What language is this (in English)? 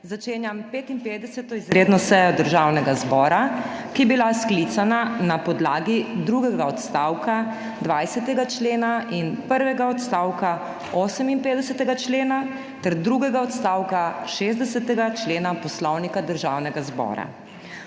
Slovenian